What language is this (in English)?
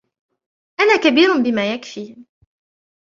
Arabic